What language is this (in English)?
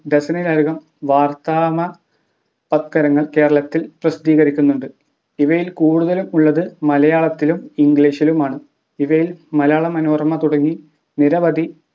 Malayalam